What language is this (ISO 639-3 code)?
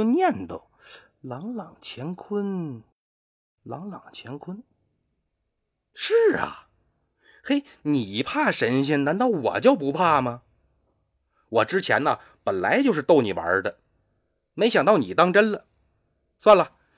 zho